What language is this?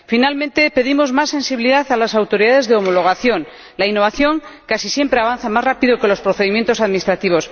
Spanish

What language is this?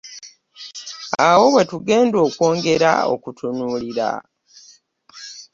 Ganda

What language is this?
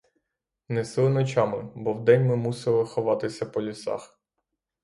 Ukrainian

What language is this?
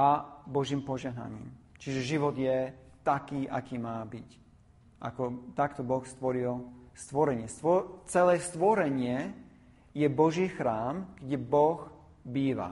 Slovak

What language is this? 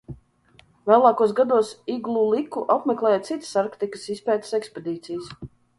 Latvian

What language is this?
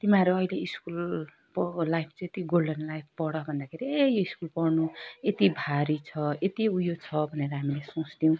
Nepali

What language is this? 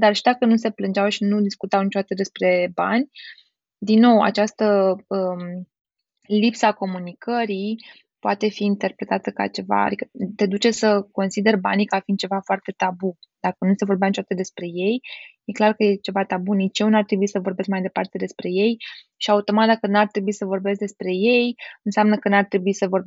Romanian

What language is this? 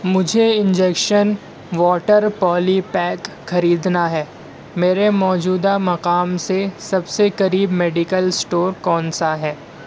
Urdu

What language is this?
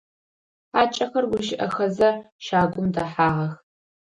Adyghe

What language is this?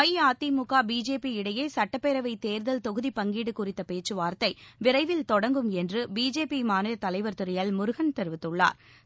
Tamil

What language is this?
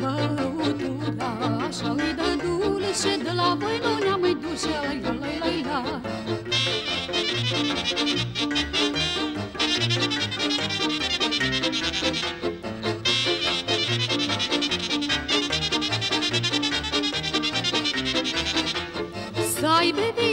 Romanian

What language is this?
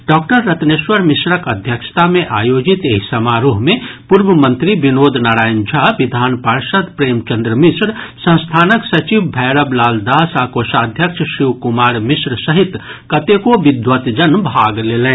Maithili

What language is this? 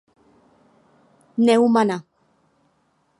Czech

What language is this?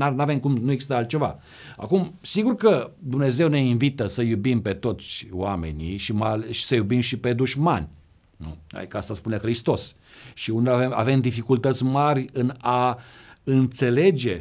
Romanian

